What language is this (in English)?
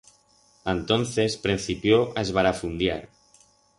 Aragonese